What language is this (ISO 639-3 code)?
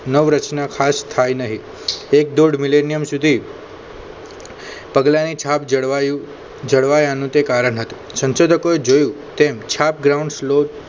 guj